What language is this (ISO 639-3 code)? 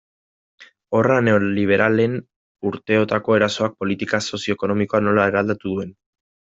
eus